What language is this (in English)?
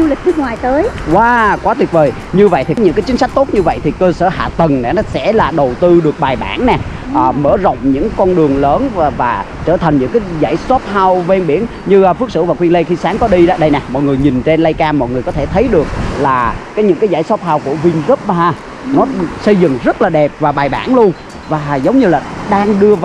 Vietnamese